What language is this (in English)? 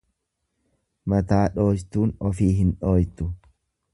Oromo